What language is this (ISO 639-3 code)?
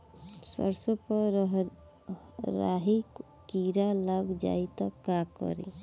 bho